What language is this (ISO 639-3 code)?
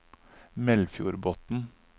nor